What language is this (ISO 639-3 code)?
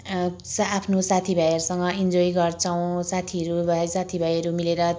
nep